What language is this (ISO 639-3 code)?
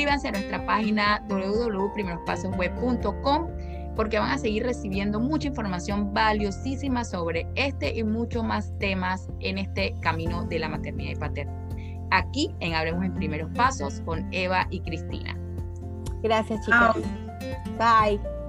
spa